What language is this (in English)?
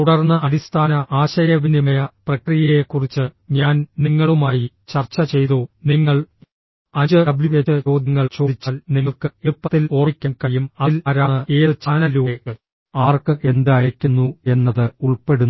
Malayalam